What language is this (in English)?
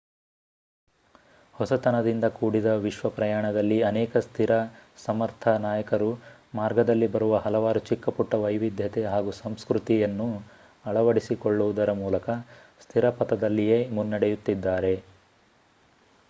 Kannada